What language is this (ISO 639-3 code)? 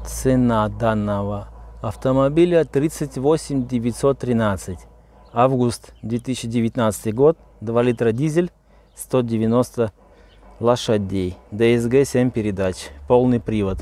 rus